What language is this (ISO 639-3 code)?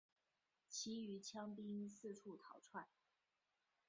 zho